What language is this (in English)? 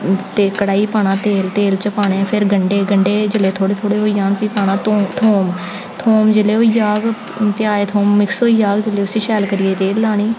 Dogri